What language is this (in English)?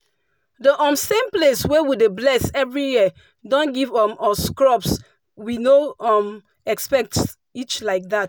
Nigerian Pidgin